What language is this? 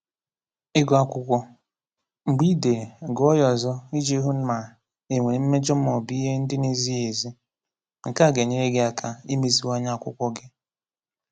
Igbo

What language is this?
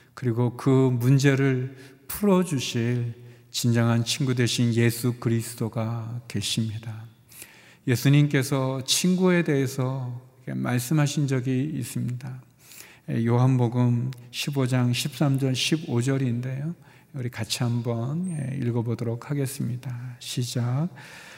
Korean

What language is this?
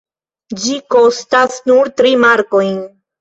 Esperanto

